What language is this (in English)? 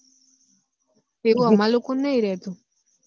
Gujarati